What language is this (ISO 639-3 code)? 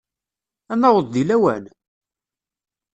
kab